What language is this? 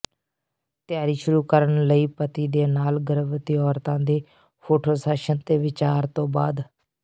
Punjabi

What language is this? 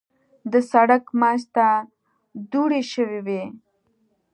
Pashto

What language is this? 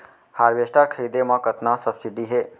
Chhattisgarhi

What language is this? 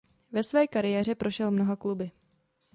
Czech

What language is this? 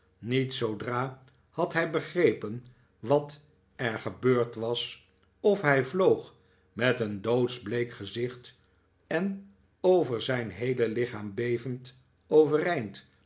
Dutch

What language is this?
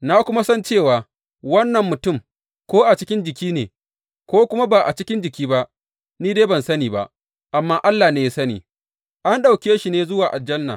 Hausa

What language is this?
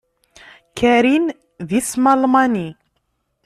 Kabyle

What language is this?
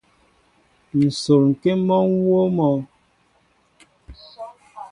Mbo (Cameroon)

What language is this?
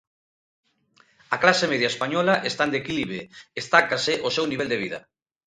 Galician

